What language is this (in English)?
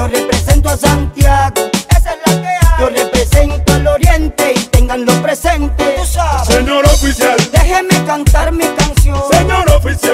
Greek